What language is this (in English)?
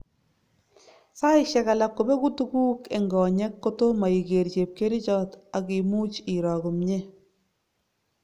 Kalenjin